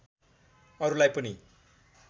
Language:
Nepali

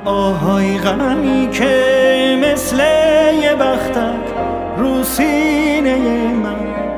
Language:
Persian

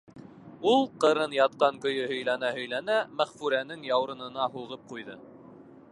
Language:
Bashkir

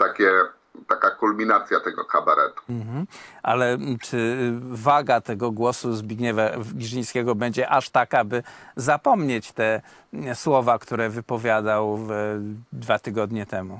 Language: Polish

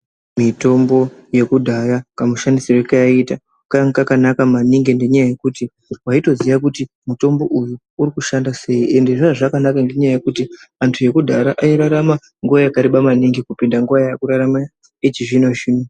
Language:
Ndau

